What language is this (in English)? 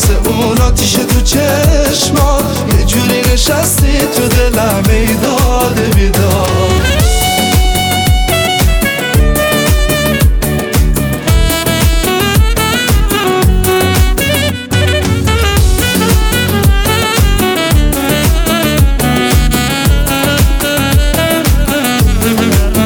Persian